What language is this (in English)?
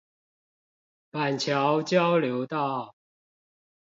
Chinese